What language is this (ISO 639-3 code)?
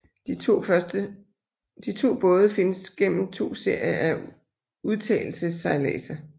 dan